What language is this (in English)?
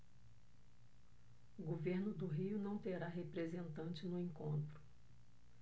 Portuguese